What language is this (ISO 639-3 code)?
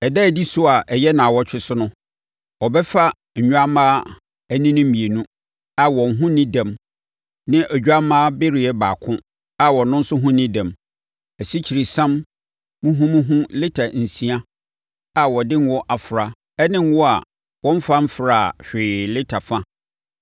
aka